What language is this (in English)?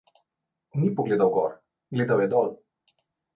Slovenian